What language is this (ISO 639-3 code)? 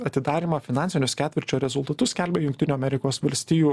lit